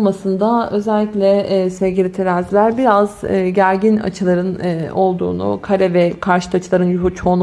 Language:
Turkish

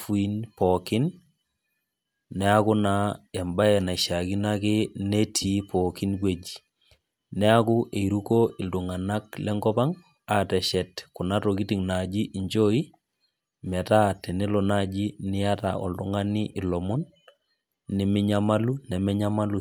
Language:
Masai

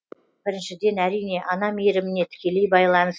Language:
Kazakh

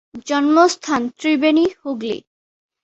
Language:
Bangla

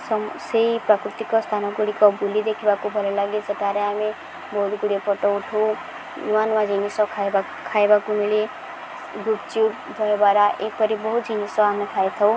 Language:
Odia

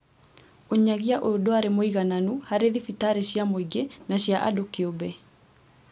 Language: Kikuyu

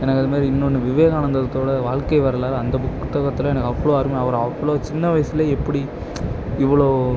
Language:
Tamil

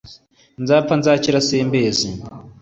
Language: Kinyarwanda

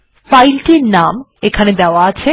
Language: Bangla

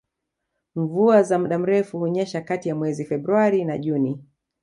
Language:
Swahili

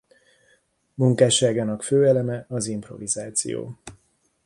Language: Hungarian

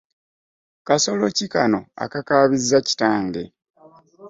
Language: Ganda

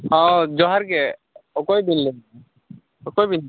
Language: Santali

